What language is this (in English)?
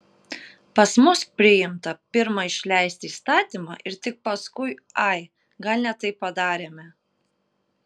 Lithuanian